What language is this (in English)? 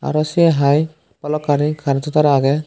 Chakma